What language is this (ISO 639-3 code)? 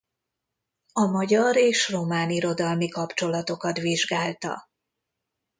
hun